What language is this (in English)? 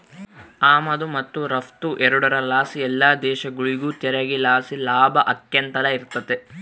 Kannada